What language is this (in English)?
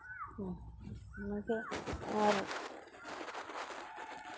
Santali